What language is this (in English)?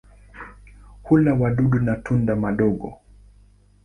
Swahili